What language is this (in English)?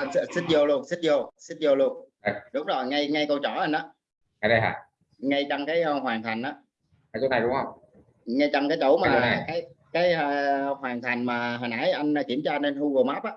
Vietnamese